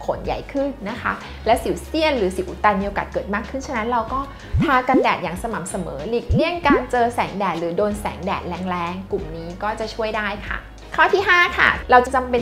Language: Thai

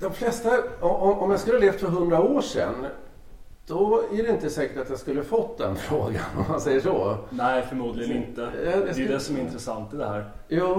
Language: Swedish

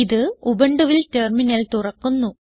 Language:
Malayalam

